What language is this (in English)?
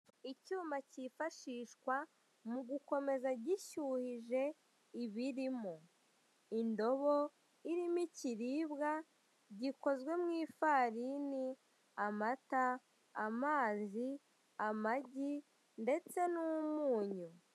Kinyarwanda